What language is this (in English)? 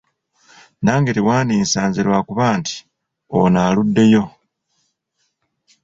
Ganda